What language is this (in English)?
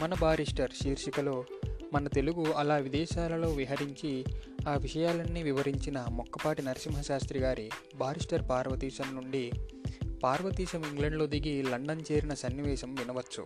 Telugu